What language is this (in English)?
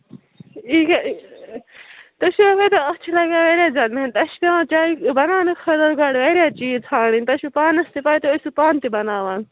Kashmiri